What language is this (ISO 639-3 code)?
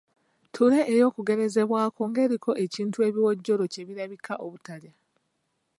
lug